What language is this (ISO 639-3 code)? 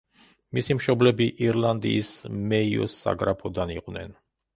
kat